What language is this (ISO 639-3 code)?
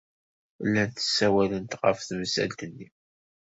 kab